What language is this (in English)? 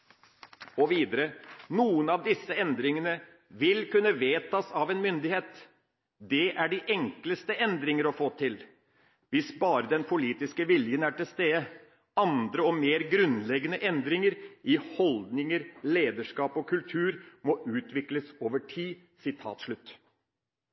Norwegian Bokmål